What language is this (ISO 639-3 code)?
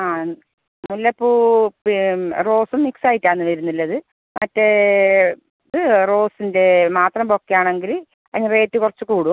mal